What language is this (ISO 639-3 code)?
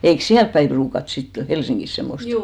fin